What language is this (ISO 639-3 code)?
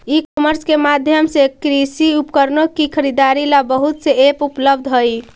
mag